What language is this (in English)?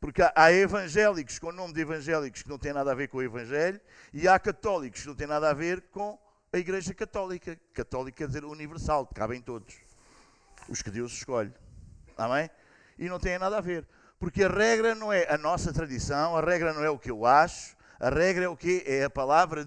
Portuguese